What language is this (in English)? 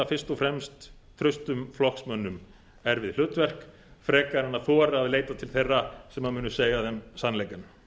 Icelandic